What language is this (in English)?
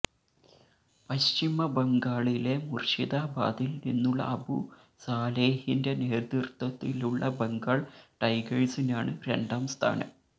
Malayalam